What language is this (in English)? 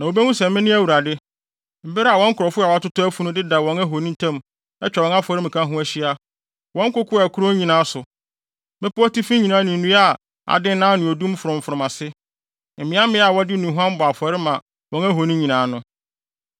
Akan